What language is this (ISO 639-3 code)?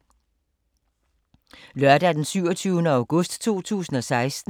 dan